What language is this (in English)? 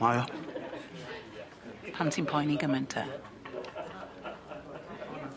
Welsh